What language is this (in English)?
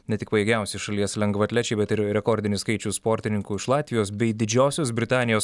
Lithuanian